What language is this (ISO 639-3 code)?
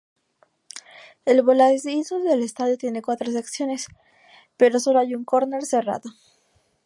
spa